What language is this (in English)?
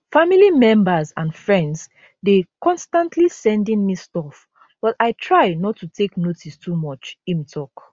Nigerian Pidgin